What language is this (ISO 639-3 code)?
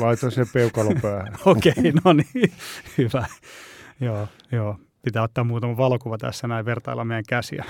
fin